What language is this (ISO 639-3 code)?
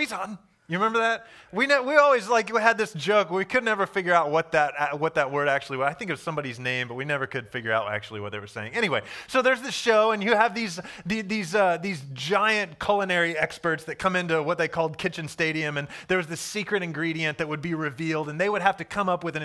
eng